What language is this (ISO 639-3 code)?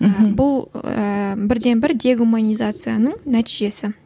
kaz